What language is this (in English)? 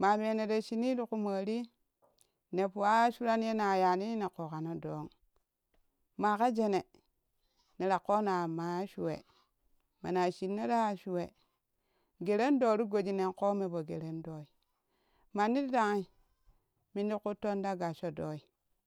Kushi